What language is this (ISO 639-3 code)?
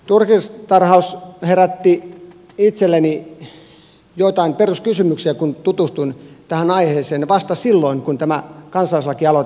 fin